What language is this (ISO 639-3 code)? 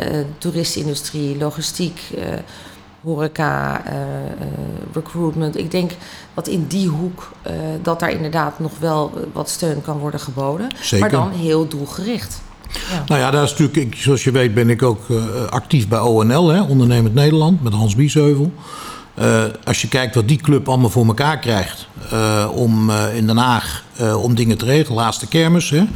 nld